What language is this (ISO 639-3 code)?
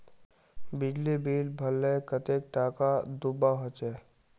mag